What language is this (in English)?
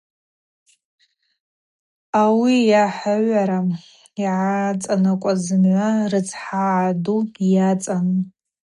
Abaza